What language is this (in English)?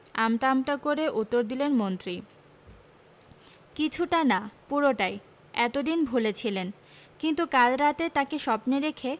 Bangla